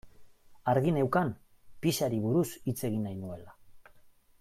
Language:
Basque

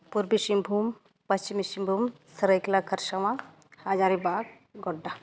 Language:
Santali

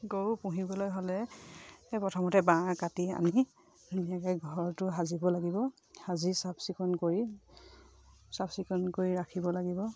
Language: Assamese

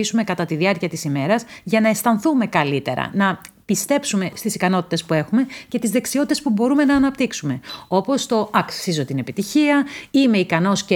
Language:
Greek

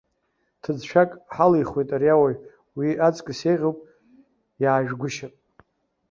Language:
Abkhazian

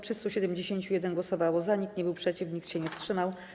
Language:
Polish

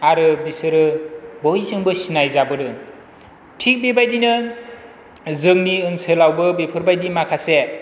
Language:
Bodo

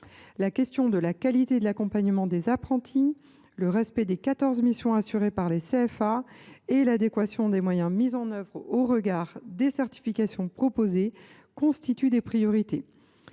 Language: French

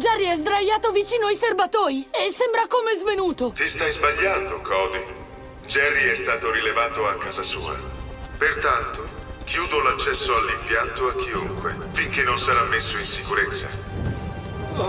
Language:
Italian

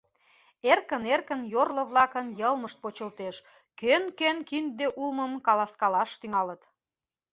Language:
Mari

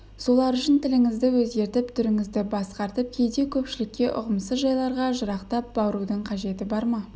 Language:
Kazakh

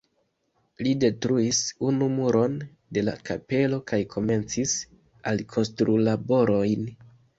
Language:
Esperanto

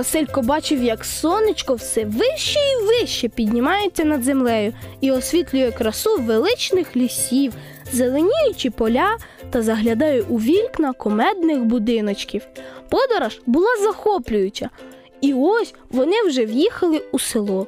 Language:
Ukrainian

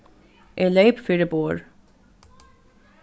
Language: Faroese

